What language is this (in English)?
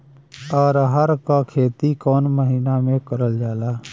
Bhojpuri